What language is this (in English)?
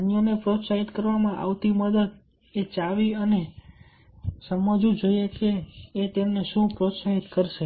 Gujarati